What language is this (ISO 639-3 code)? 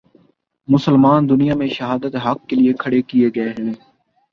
urd